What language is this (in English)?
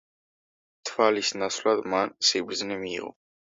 Georgian